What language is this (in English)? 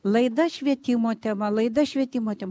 Lithuanian